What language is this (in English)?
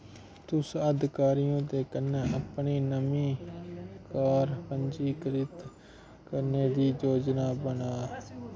Dogri